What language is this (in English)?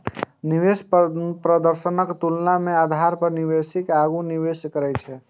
Maithili